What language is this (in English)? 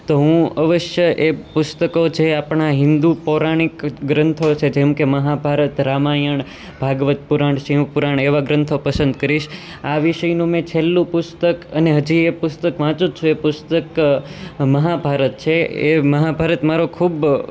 Gujarati